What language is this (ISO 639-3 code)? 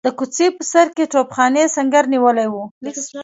pus